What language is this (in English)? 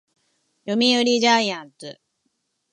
Japanese